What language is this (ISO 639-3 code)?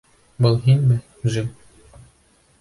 bak